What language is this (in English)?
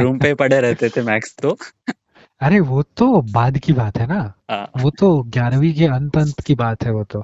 Hindi